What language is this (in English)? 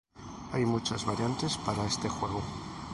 Spanish